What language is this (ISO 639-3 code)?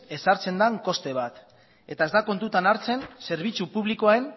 eus